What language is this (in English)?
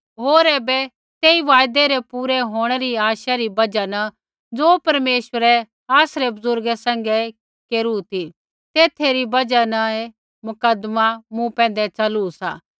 Kullu Pahari